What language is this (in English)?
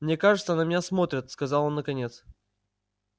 Russian